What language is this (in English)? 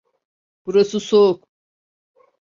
Turkish